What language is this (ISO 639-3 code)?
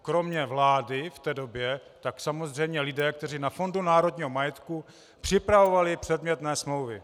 ces